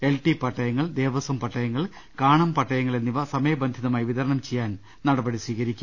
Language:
Malayalam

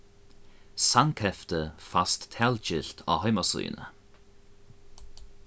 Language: Faroese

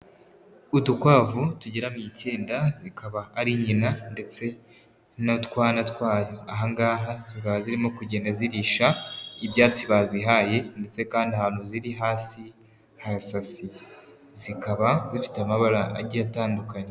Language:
Kinyarwanda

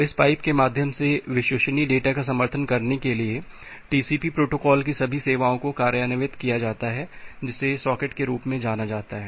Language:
Hindi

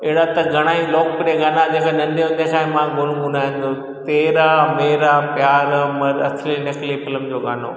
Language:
Sindhi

